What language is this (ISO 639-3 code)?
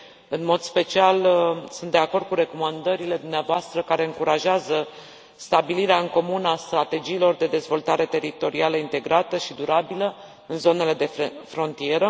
ron